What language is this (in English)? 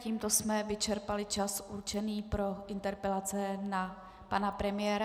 Czech